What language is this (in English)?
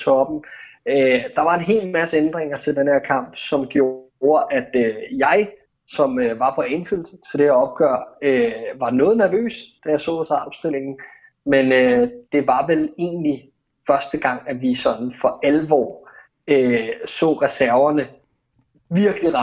Danish